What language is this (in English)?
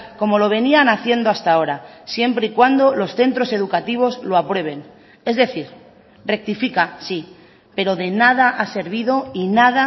Spanish